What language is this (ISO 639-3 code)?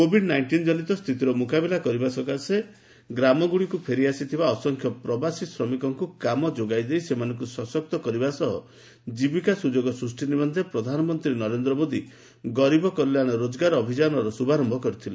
ori